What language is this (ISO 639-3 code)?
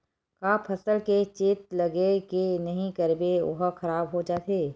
hne